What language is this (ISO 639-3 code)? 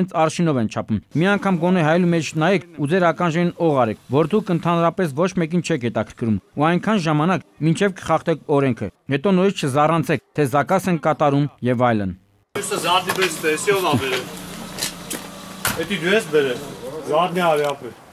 ron